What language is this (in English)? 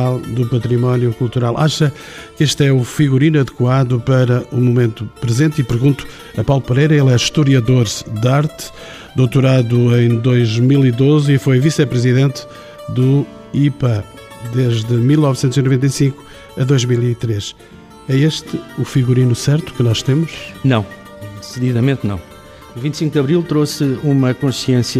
Portuguese